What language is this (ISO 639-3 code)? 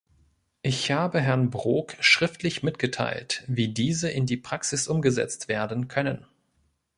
deu